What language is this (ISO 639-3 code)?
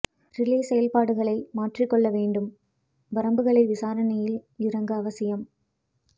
tam